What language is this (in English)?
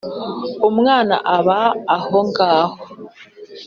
Kinyarwanda